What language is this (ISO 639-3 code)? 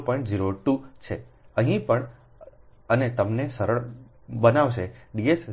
guj